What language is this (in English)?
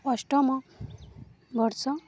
Odia